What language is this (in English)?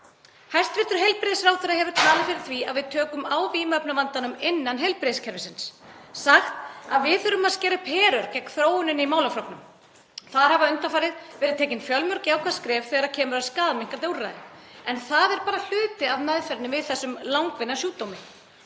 Icelandic